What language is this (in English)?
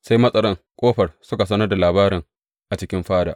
Hausa